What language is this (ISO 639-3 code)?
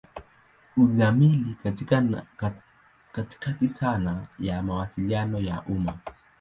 swa